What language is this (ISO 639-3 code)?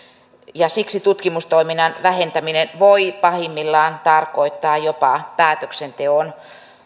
fin